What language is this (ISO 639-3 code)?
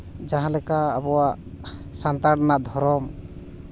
sat